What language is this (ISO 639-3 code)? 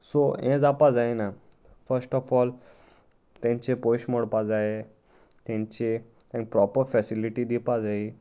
kok